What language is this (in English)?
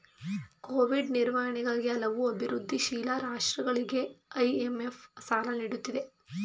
Kannada